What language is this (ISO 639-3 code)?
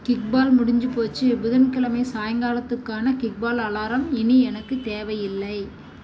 tam